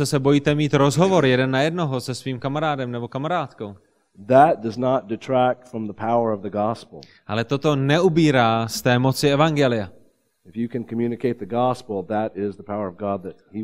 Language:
Czech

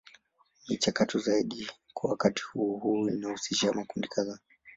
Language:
Swahili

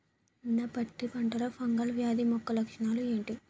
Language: Telugu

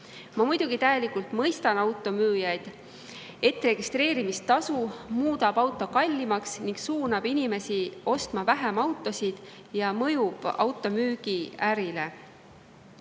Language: Estonian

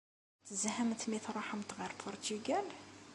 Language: Kabyle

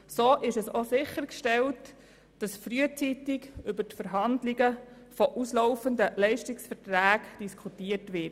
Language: Swiss German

